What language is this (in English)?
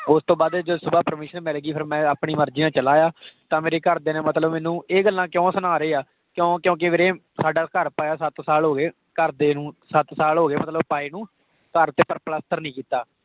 Punjabi